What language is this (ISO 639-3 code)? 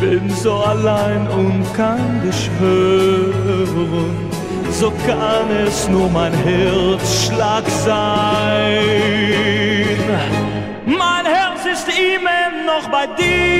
deu